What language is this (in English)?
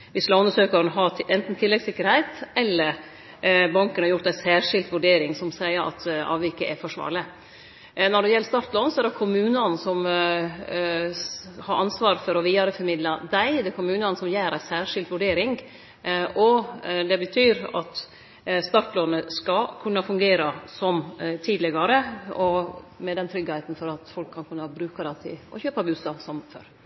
Norwegian Nynorsk